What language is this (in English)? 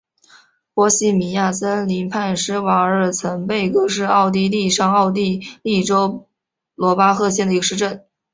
Chinese